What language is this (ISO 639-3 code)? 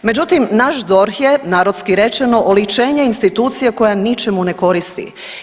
hrv